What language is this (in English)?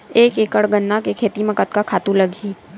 Chhattisgarhi